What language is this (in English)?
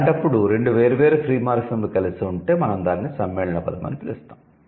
Telugu